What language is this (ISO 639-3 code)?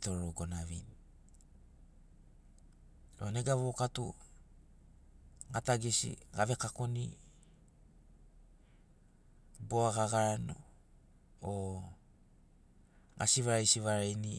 snc